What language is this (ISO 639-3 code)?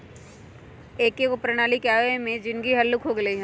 mag